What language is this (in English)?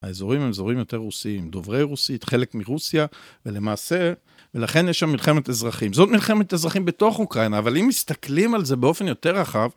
Hebrew